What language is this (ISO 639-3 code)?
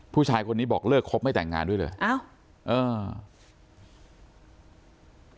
tha